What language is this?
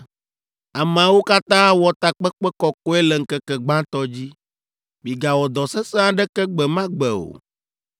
Ewe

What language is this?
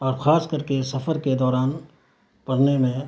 Urdu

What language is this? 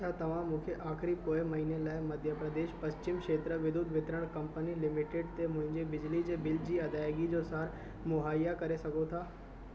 Sindhi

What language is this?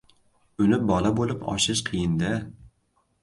Uzbek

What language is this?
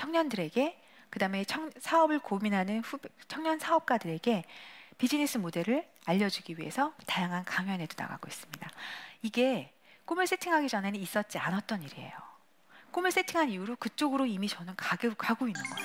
Korean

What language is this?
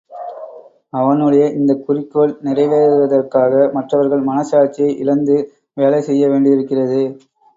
Tamil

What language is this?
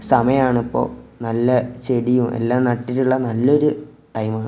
Malayalam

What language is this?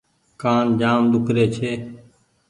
Goaria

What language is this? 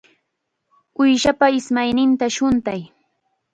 Chiquián Ancash Quechua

